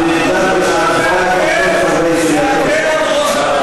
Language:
Hebrew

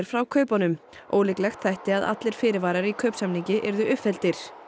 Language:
Icelandic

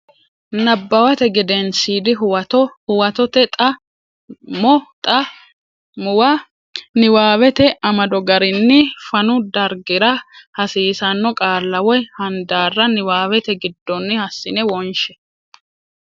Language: Sidamo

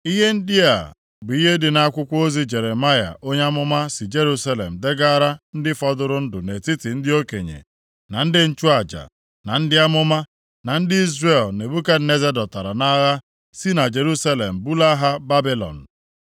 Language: Igbo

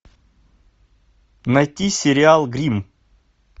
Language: Russian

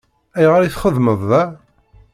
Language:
Kabyle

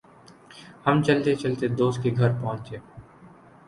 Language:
Urdu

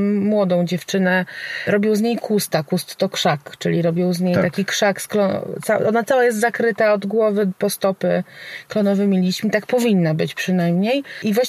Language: Polish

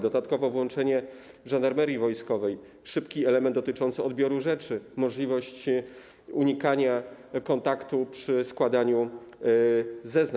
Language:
Polish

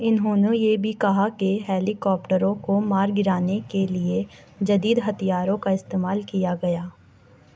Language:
Urdu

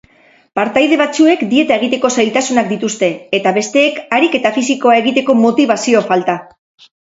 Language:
Basque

